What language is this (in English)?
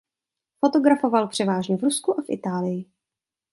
Czech